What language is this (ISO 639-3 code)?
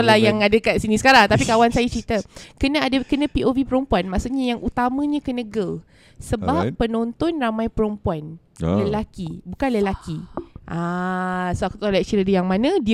msa